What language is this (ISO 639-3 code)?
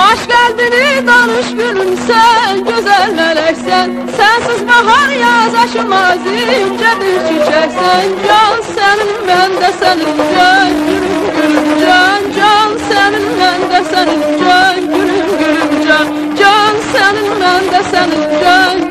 tur